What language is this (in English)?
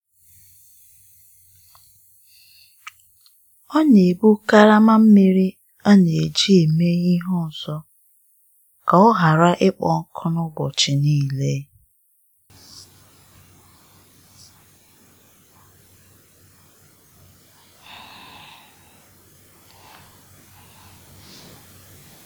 Igbo